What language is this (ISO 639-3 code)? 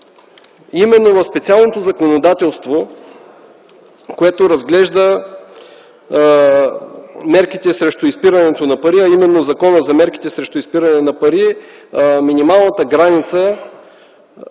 bul